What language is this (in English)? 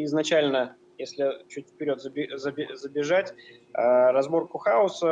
Russian